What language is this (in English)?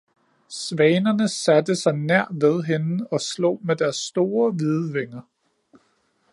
Danish